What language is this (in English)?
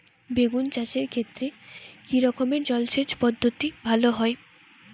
Bangla